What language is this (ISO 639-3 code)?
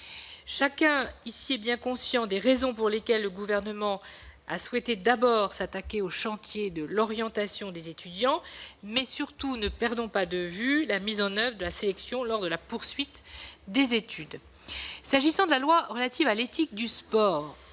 fra